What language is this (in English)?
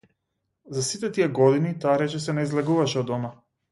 Macedonian